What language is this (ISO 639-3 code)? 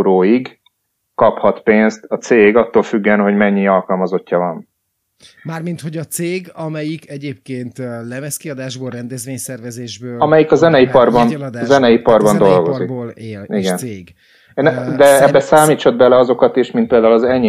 hun